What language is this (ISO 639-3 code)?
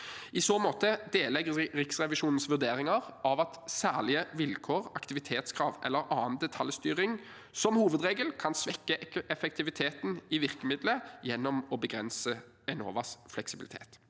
nor